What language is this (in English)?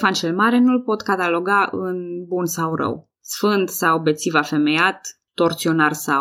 Romanian